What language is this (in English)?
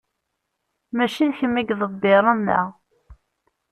Kabyle